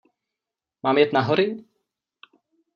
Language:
Czech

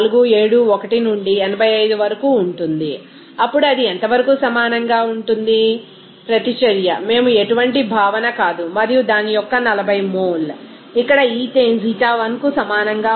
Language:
Telugu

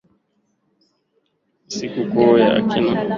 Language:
Swahili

